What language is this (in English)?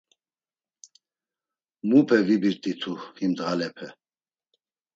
Laz